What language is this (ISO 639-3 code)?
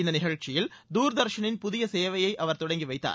tam